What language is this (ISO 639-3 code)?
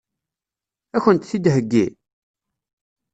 kab